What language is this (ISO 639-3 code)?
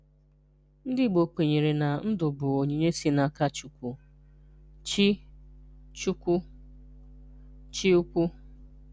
ibo